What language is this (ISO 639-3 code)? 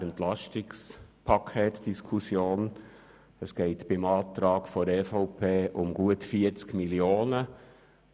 gsw